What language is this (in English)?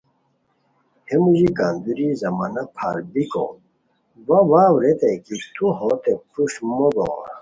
Khowar